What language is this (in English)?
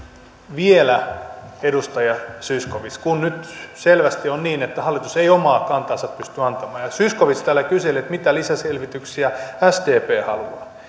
Finnish